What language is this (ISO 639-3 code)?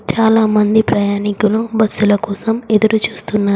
tel